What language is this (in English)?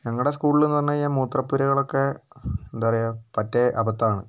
Malayalam